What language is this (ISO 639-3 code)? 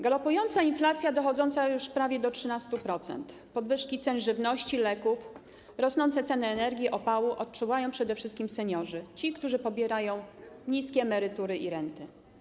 pol